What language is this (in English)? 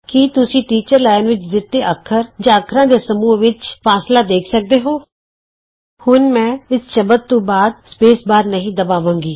Punjabi